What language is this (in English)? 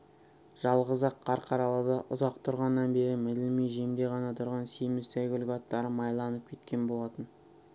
Kazakh